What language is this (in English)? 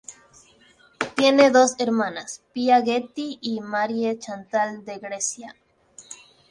Spanish